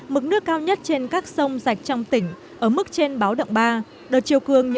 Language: Vietnamese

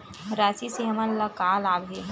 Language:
Chhattisgarhi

